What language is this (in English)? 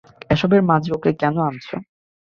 Bangla